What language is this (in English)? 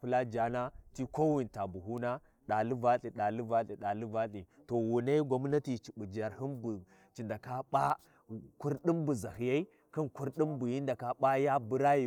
Warji